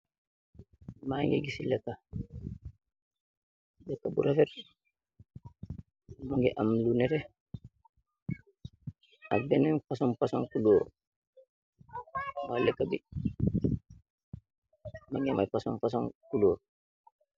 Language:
Wolof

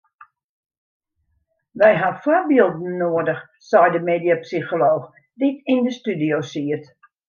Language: Western Frisian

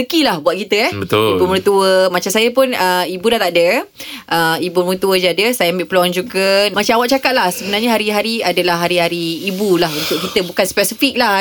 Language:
Malay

